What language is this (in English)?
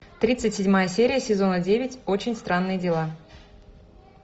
Russian